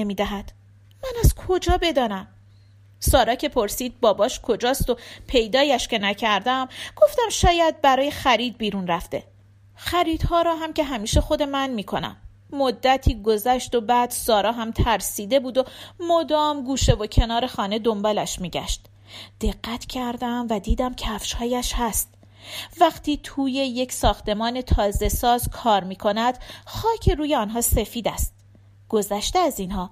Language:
Persian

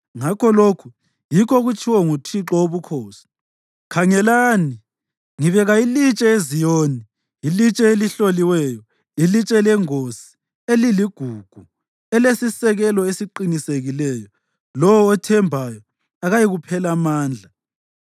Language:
North Ndebele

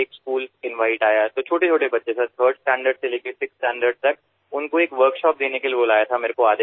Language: Assamese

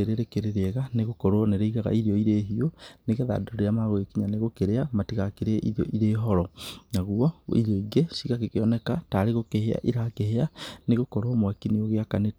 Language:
Kikuyu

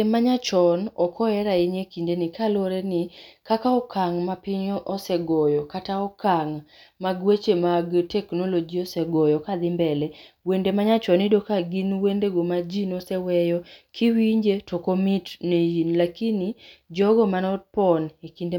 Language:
Luo (Kenya and Tanzania)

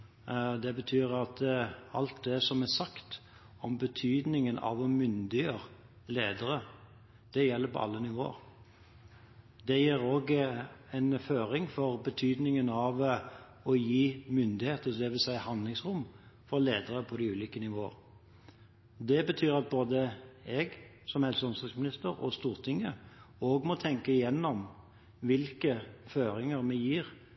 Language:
Norwegian Bokmål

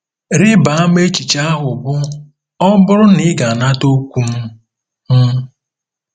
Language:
Igbo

